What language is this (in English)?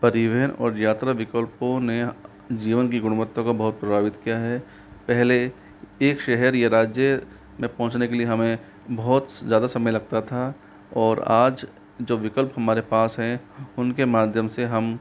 Hindi